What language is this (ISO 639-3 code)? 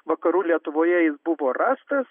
lit